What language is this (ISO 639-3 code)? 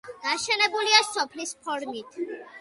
kat